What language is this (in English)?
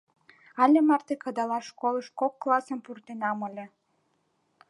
Mari